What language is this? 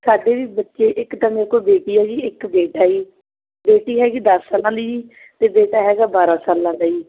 Punjabi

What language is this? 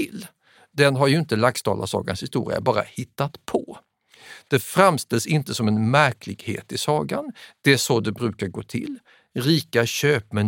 Swedish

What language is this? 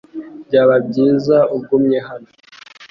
Kinyarwanda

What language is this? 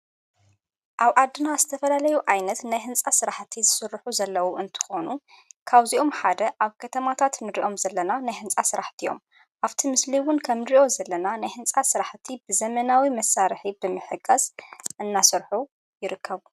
Tigrinya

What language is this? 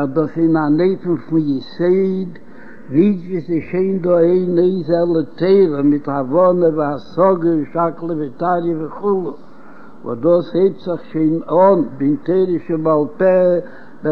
Hebrew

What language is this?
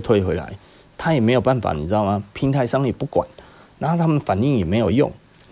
Chinese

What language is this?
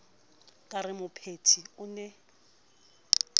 Southern Sotho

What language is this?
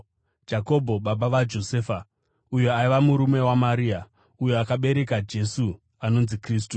Shona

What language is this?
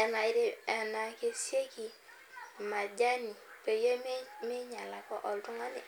Masai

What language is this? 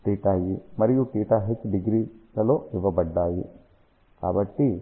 Telugu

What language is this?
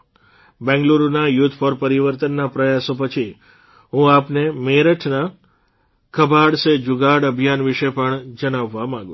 Gujarati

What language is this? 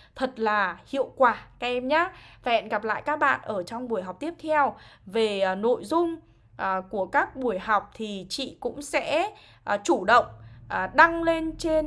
Vietnamese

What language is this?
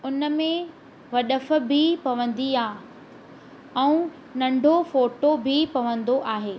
Sindhi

